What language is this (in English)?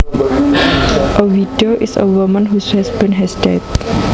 Javanese